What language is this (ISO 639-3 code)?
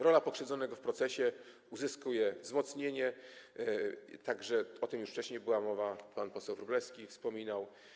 pol